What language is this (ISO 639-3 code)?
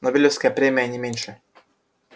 rus